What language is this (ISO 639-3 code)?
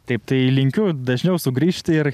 lit